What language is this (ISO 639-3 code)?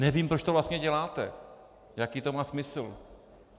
ces